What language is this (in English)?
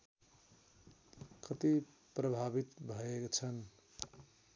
Nepali